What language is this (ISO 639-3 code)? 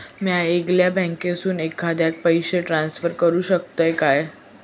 mar